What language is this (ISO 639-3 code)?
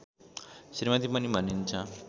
nep